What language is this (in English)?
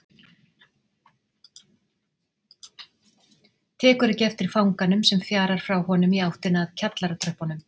Icelandic